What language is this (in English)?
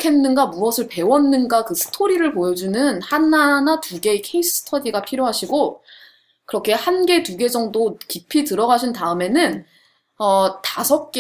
Korean